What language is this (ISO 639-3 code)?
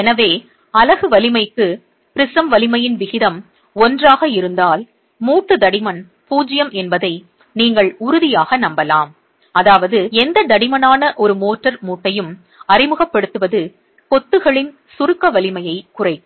tam